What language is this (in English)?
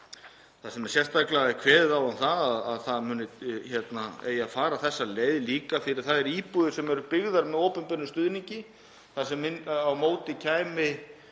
Icelandic